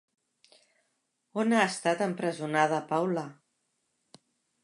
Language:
Catalan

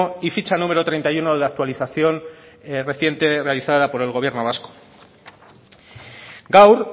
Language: Spanish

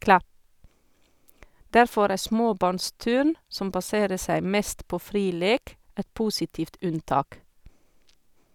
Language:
Norwegian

